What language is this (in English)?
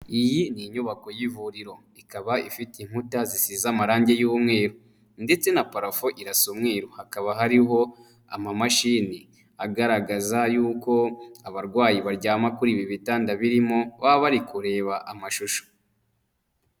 Kinyarwanda